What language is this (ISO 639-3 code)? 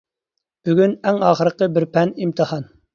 uig